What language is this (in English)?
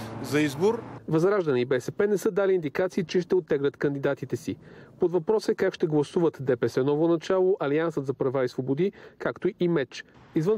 Bulgarian